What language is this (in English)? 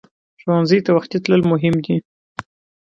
Pashto